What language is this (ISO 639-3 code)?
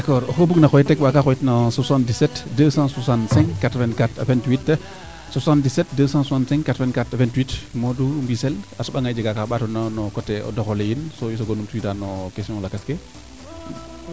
srr